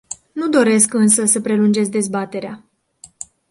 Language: Romanian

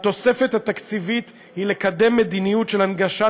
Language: Hebrew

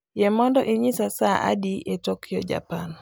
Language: Luo (Kenya and Tanzania)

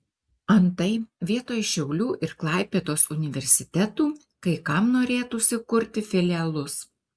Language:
Lithuanian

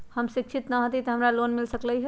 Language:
Magahi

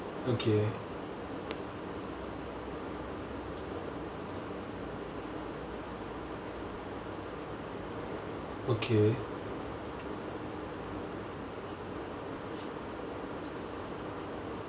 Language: English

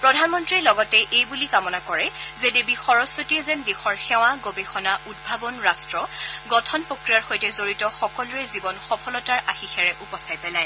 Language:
Assamese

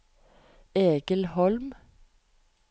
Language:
Norwegian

